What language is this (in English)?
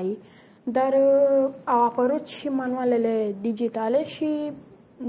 Romanian